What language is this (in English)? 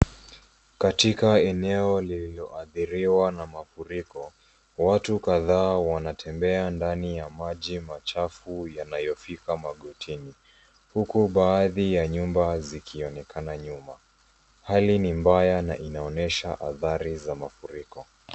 Swahili